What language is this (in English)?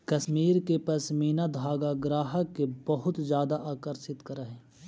Magahi